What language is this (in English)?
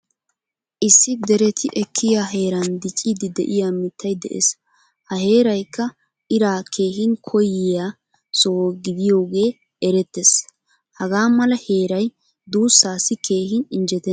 Wolaytta